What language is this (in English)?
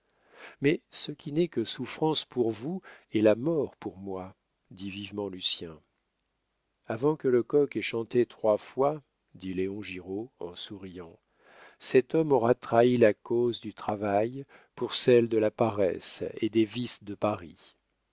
French